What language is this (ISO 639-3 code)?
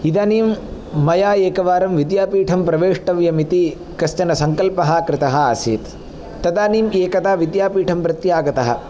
san